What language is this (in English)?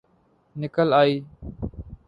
Urdu